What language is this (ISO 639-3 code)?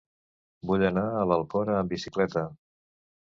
cat